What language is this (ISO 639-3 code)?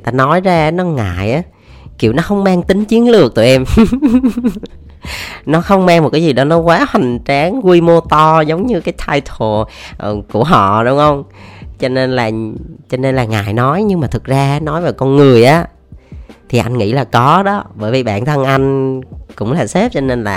vie